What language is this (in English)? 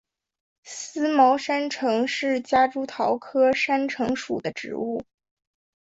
Chinese